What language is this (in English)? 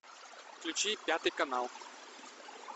Russian